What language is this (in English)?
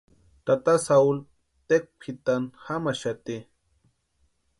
Western Highland Purepecha